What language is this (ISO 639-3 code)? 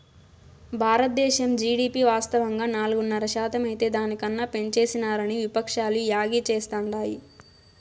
tel